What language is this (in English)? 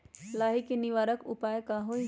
Magahi